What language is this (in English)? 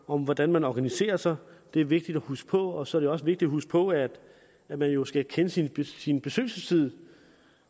Danish